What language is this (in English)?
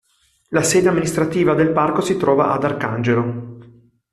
Italian